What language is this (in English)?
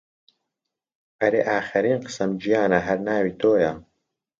Central Kurdish